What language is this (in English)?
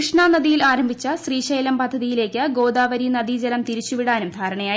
Malayalam